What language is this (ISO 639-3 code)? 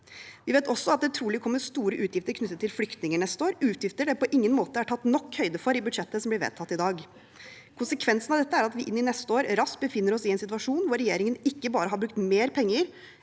nor